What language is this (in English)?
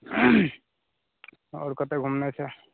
Maithili